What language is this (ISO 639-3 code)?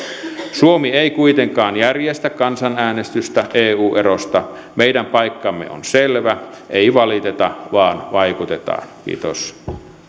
fin